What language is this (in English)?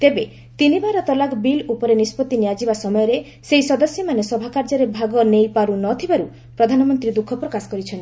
Odia